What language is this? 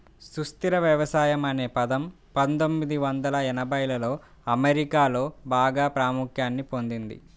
Telugu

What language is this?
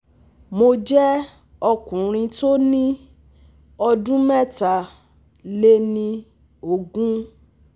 Yoruba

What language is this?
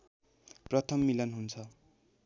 Nepali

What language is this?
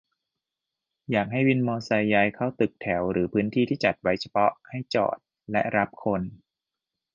Thai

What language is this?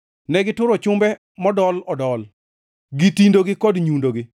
Luo (Kenya and Tanzania)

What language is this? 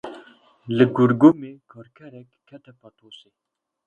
Kurdish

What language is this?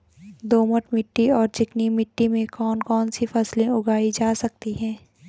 Hindi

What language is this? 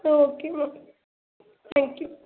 Tamil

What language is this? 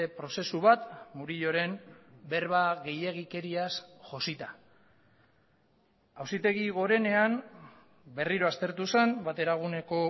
Basque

